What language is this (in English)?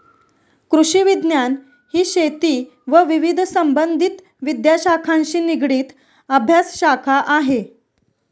Marathi